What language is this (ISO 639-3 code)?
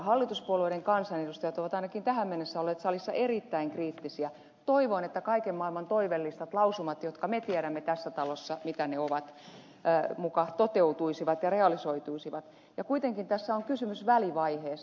fin